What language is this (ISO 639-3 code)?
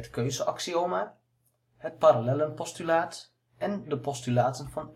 nld